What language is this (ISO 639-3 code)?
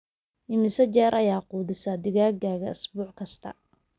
som